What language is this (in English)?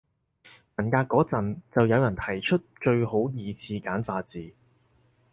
Cantonese